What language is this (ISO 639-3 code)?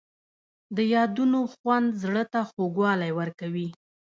pus